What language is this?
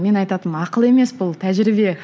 Kazakh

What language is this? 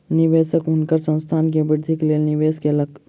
Maithili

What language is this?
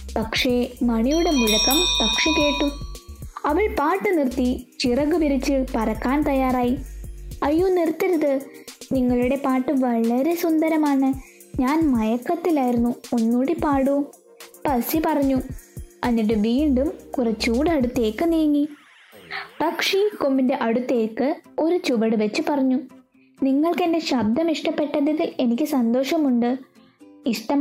Malayalam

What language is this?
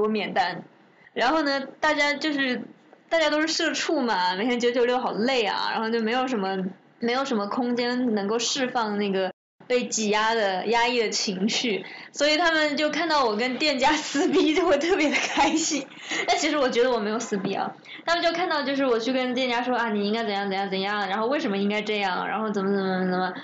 Chinese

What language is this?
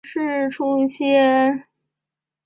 Chinese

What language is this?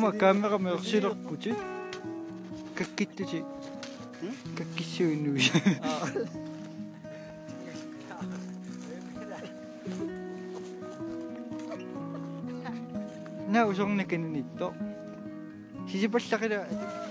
Arabic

